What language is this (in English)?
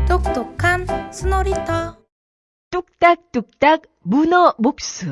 Korean